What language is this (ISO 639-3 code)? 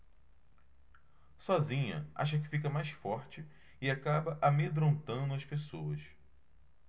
por